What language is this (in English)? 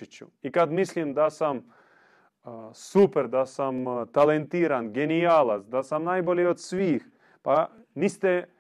Croatian